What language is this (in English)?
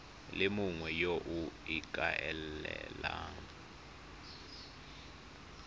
Tswana